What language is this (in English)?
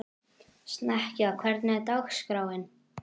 Icelandic